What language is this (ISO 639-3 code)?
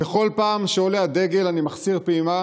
heb